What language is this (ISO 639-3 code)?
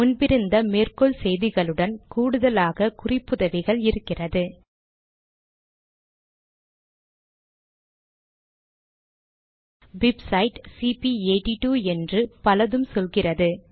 tam